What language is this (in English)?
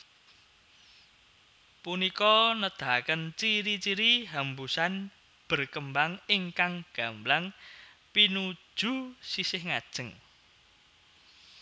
Javanese